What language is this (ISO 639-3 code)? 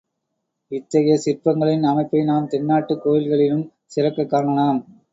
tam